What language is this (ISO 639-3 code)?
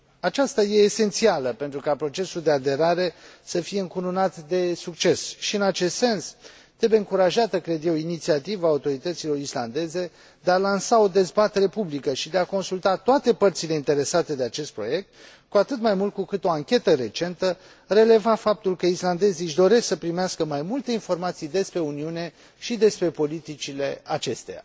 ron